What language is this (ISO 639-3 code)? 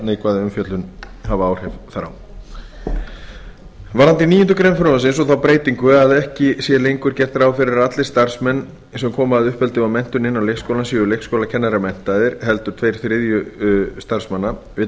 isl